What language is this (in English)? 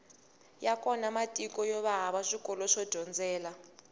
Tsonga